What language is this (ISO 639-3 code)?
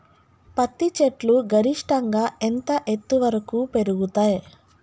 tel